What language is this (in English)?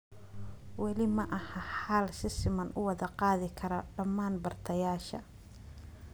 Somali